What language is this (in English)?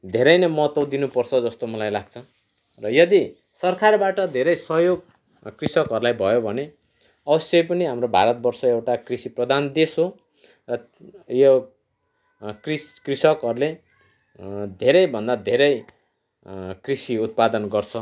Nepali